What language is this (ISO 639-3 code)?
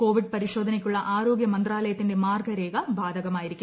mal